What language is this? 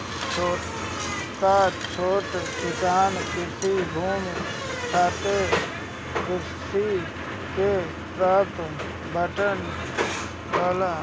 Bhojpuri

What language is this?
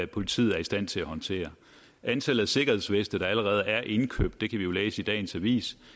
Danish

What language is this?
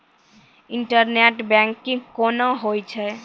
Maithili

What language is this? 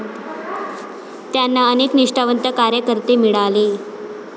Marathi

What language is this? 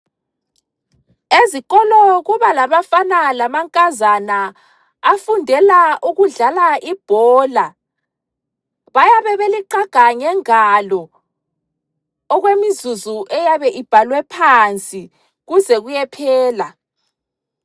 North Ndebele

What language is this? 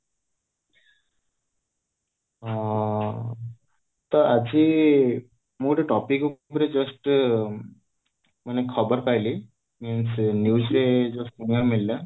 Odia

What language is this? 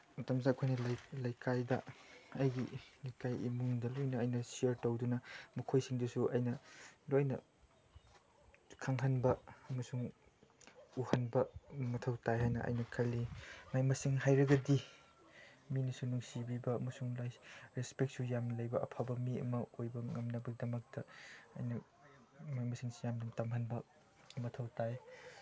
Manipuri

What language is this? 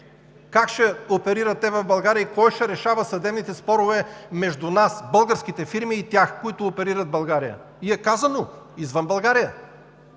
Bulgarian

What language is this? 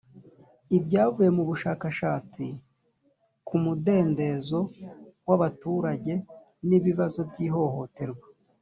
Kinyarwanda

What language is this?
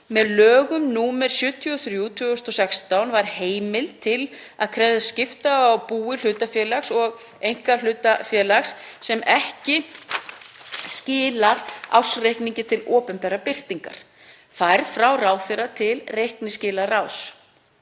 Icelandic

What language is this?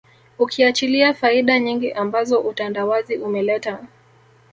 Swahili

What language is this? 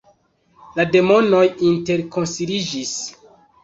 Esperanto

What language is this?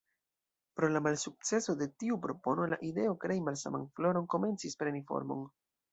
Esperanto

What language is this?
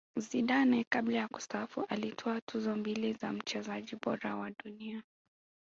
Swahili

